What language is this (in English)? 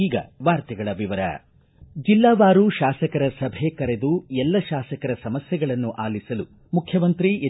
Kannada